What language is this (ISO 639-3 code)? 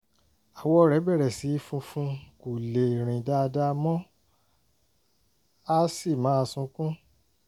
yor